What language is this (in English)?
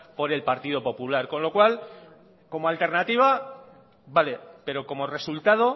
Spanish